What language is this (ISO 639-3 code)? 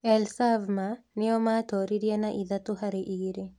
kik